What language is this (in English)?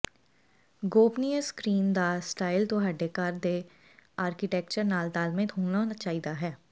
Punjabi